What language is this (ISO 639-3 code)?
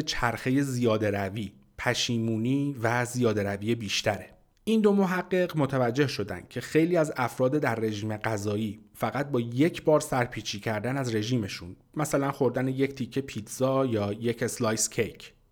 fas